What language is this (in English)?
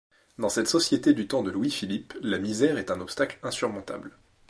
French